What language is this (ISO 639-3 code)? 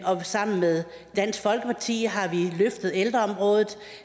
dan